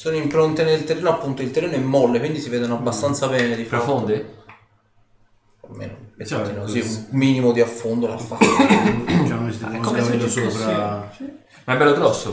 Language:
Italian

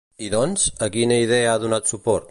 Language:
Catalan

